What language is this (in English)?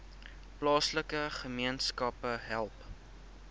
Afrikaans